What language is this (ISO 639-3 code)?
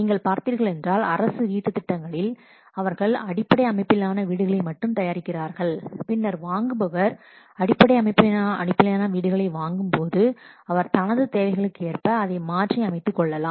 tam